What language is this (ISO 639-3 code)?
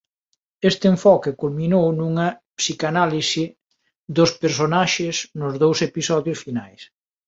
glg